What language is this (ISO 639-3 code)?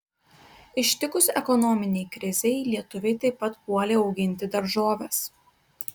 lit